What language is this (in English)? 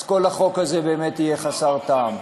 Hebrew